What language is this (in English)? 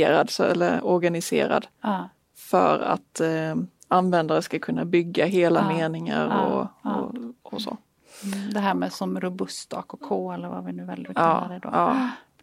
Swedish